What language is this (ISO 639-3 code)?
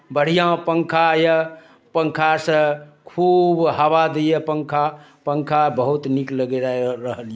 mai